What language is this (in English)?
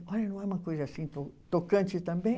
Portuguese